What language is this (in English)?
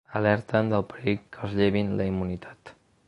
Catalan